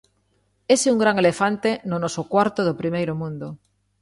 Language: Galician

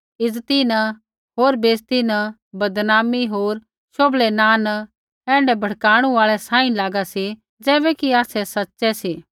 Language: Kullu Pahari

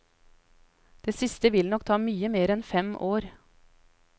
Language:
Norwegian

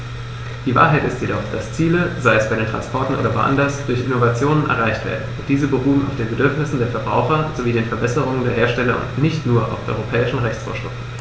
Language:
German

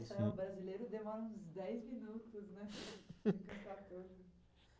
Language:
Portuguese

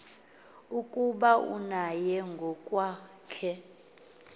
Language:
Xhosa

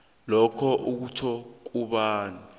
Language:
South Ndebele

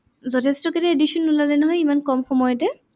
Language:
Assamese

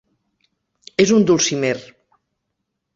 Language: Catalan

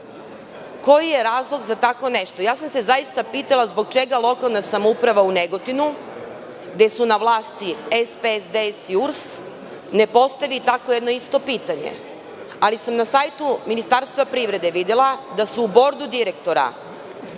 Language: Serbian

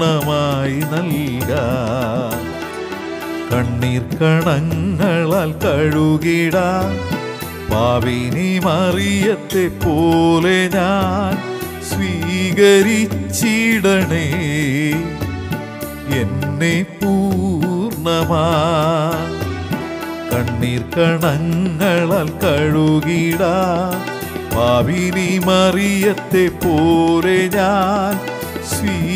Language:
Malayalam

